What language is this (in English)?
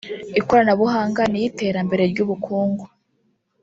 Kinyarwanda